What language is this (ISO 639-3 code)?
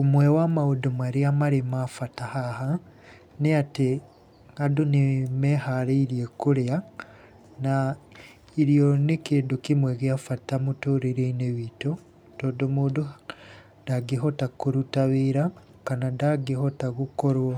kik